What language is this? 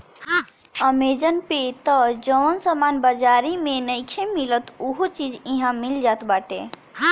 Bhojpuri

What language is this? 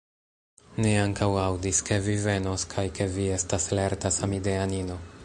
Esperanto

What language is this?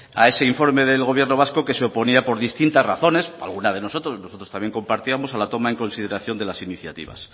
Spanish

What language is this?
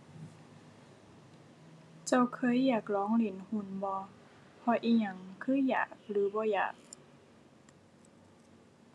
Thai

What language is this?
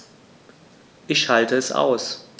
German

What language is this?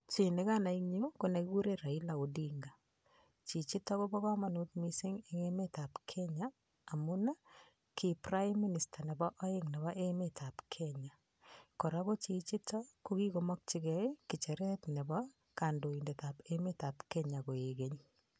Kalenjin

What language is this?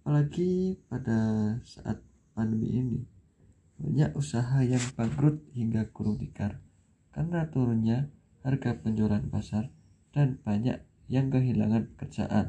Indonesian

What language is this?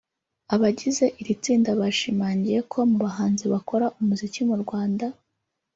Kinyarwanda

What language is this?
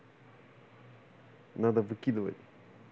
Russian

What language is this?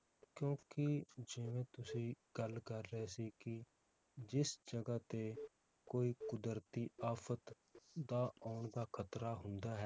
Punjabi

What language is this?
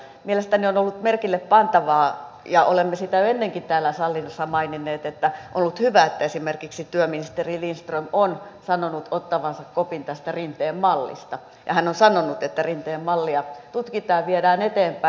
Finnish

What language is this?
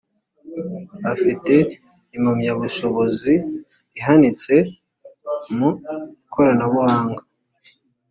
Kinyarwanda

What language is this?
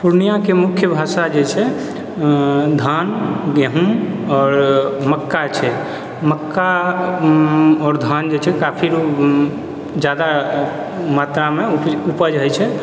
Maithili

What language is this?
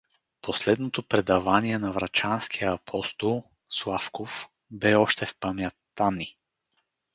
Bulgarian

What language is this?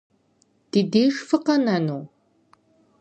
Kabardian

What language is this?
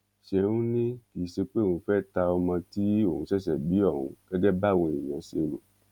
Yoruba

